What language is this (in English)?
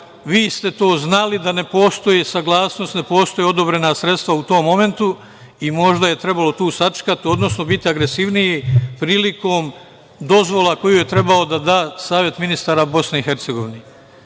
Serbian